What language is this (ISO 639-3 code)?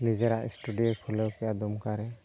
sat